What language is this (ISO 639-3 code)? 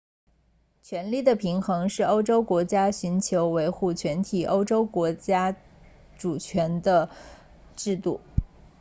zho